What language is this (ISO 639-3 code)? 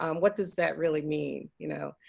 eng